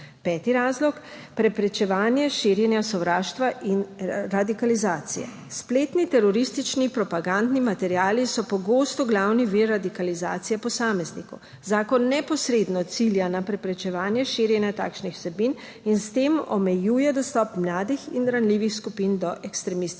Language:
Slovenian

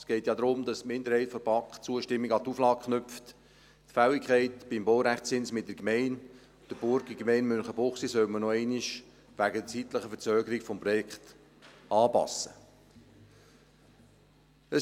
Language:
Swiss German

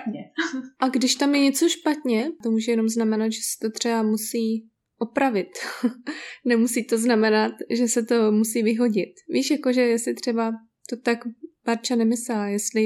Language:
Czech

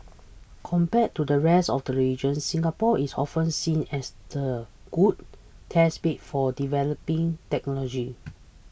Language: English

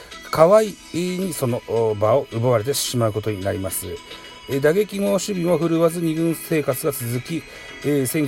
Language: Japanese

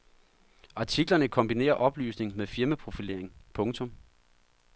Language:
Danish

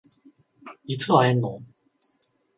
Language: Japanese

